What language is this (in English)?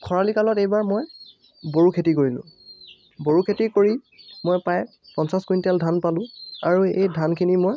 Assamese